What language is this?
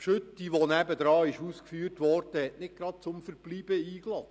Swiss German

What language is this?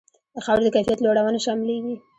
Pashto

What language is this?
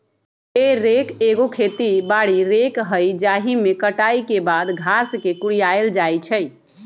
Magahi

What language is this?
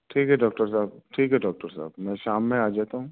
Urdu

